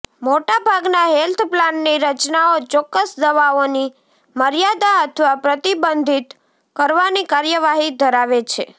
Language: Gujarati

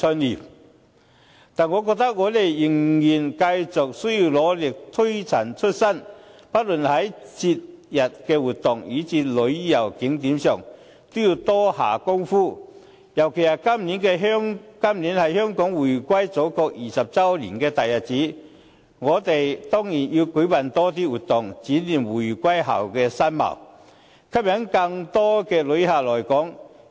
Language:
Cantonese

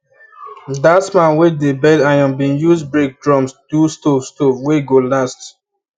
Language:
Nigerian Pidgin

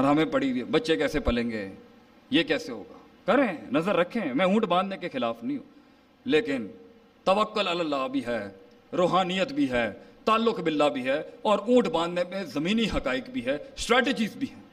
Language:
Urdu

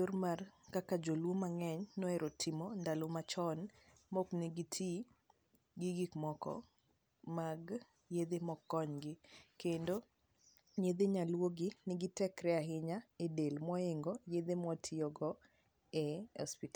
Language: Luo (Kenya and Tanzania)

